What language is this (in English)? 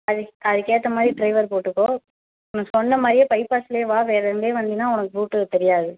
Tamil